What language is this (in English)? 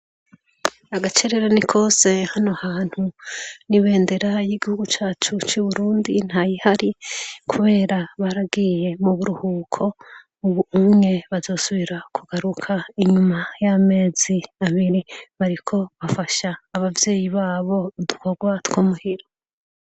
Rundi